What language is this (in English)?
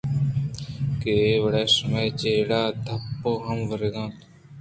Eastern Balochi